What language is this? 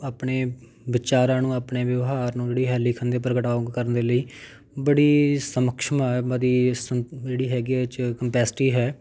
Punjabi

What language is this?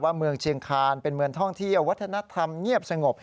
Thai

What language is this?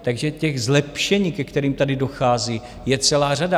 Czech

